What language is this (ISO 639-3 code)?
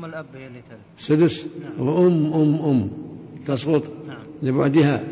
ara